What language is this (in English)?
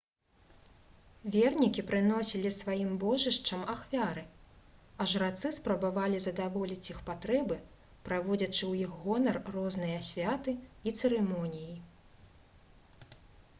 Belarusian